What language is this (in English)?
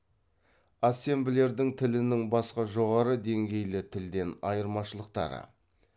Kazakh